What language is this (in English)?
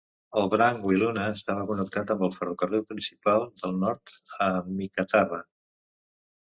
Catalan